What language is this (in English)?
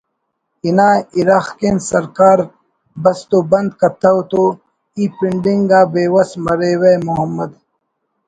Brahui